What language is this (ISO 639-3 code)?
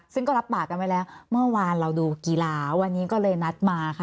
tha